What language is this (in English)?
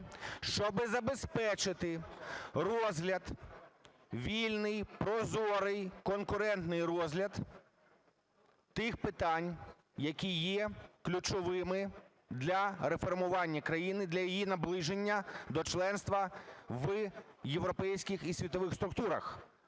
Ukrainian